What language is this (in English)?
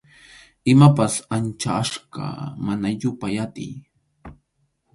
Arequipa-La Unión Quechua